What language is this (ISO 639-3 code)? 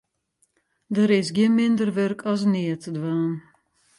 fry